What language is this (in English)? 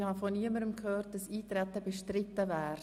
Swiss German